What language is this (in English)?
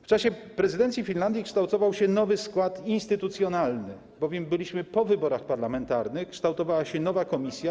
Polish